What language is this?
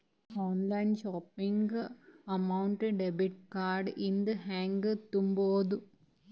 Kannada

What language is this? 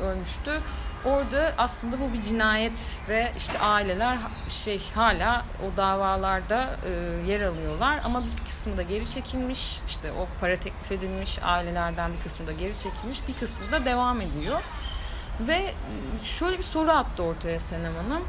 Turkish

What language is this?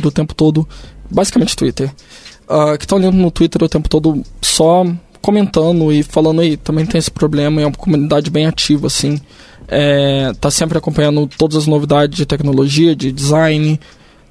Portuguese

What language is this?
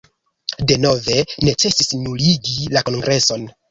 Esperanto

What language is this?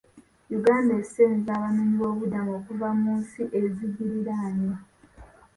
Ganda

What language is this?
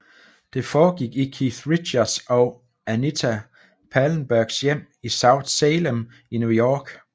Danish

